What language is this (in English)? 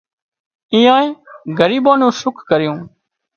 Wadiyara Koli